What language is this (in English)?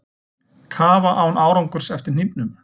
Icelandic